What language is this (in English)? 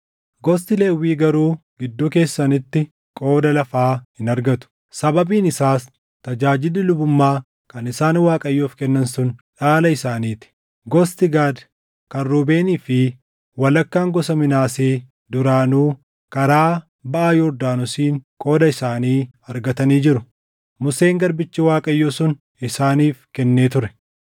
Oromo